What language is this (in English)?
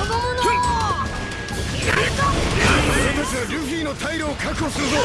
Japanese